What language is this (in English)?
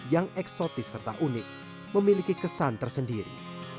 Indonesian